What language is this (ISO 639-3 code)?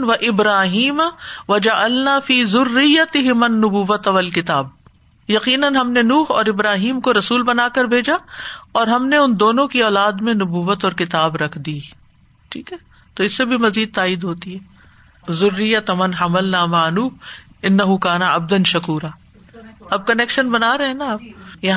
urd